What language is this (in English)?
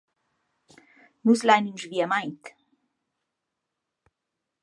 Romansh